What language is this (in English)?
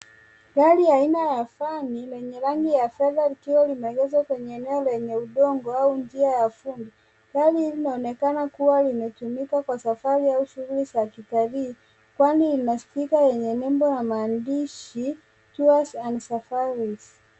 Swahili